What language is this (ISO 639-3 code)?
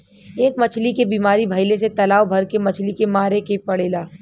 bho